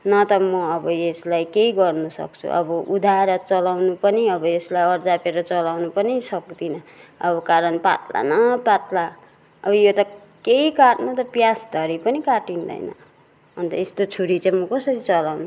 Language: Nepali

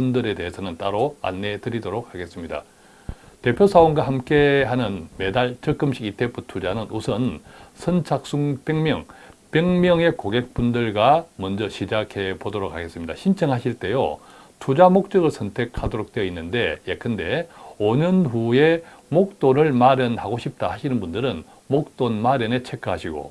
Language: Korean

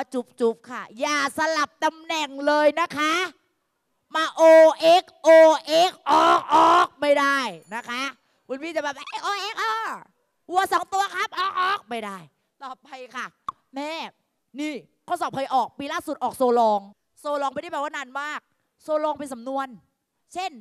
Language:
Thai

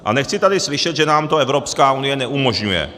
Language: Czech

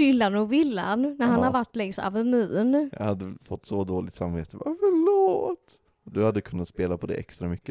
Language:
Swedish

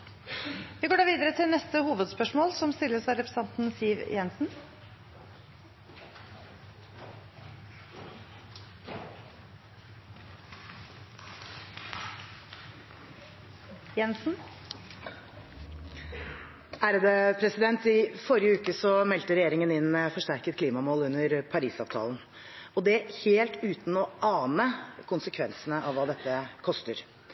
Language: Norwegian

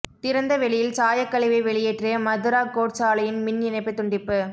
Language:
Tamil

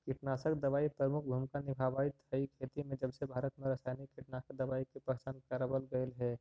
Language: Magahi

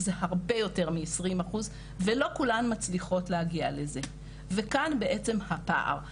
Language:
Hebrew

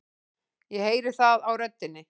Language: Icelandic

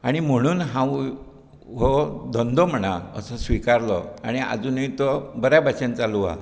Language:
Konkani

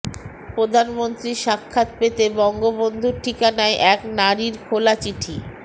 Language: Bangla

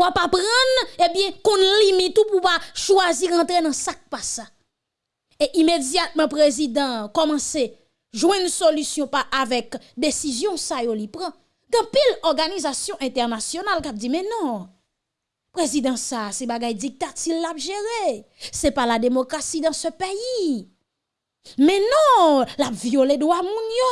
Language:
French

